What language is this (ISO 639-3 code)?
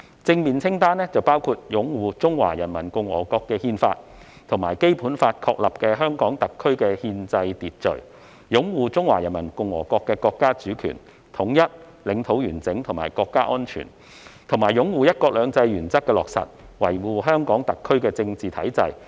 yue